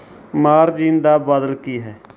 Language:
Punjabi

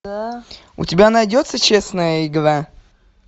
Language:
Russian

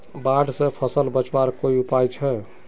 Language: Magahi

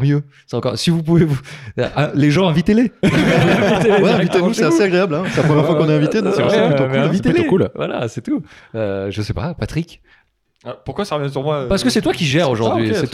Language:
French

